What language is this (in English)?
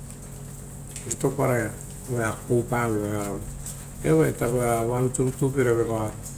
Rotokas